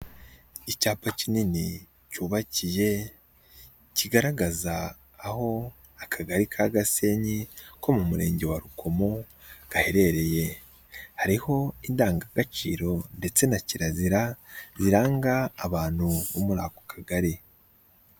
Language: Kinyarwanda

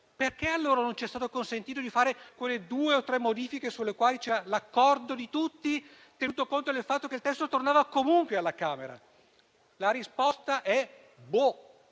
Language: Italian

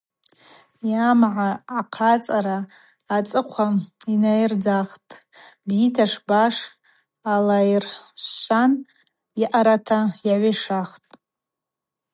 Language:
Abaza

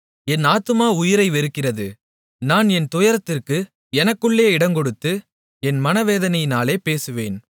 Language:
Tamil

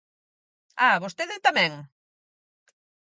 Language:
Galician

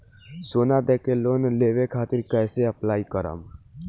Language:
Bhojpuri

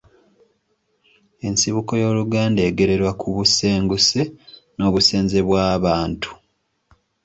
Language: Ganda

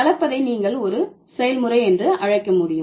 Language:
Tamil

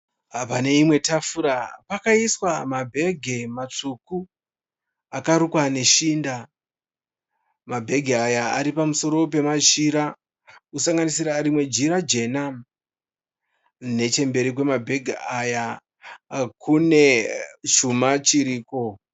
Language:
Shona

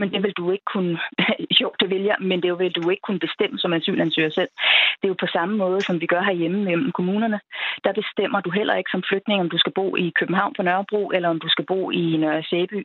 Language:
Danish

